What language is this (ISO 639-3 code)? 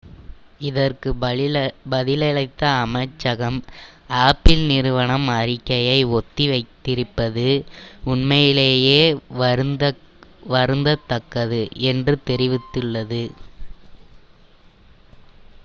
tam